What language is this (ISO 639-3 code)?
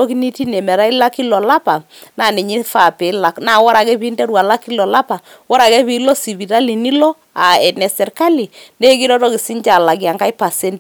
mas